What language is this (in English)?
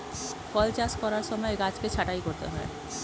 Bangla